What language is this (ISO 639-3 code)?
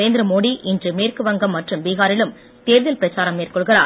tam